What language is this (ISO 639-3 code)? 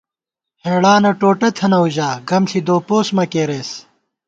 gwt